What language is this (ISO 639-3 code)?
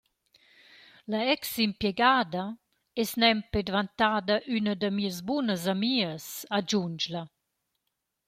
roh